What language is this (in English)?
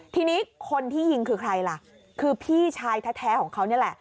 Thai